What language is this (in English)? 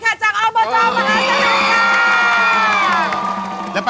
Thai